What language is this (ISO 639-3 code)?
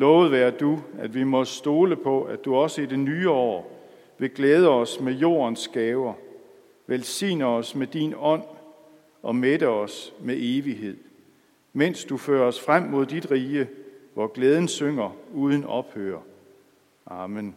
dan